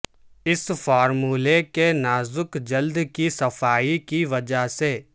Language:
Urdu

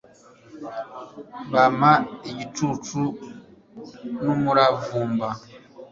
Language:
Kinyarwanda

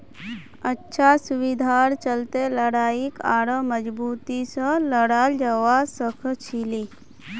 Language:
Magahi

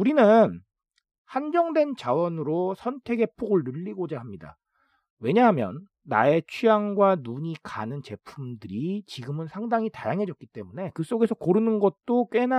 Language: Korean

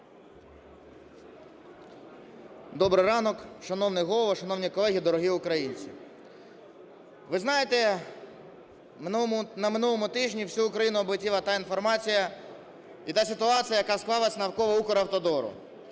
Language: Ukrainian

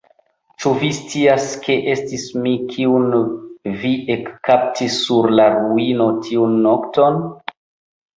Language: Esperanto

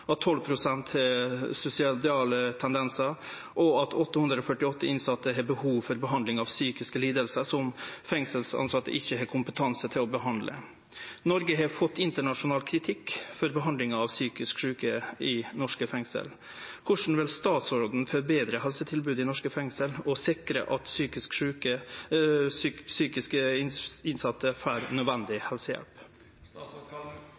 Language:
Norwegian Nynorsk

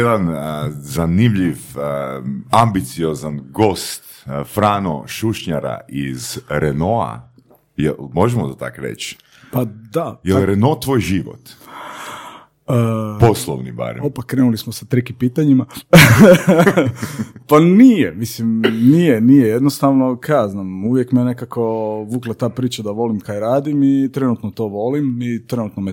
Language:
Croatian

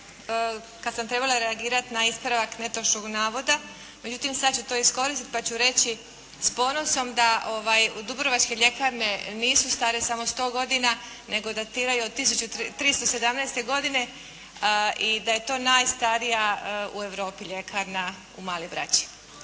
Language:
Croatian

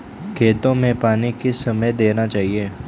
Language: Hindi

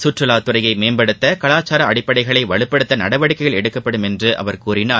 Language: Tamil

